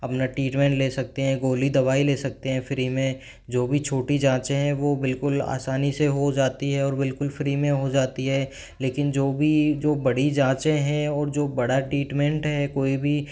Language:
Hindi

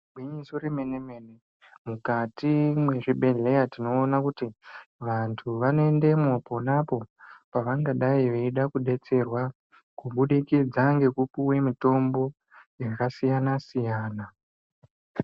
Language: Ndau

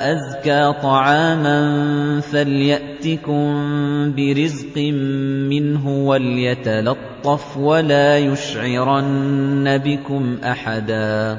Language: Arabic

